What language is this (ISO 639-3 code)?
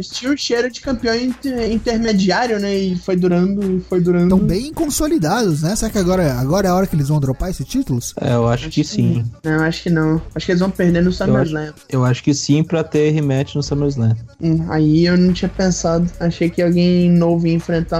por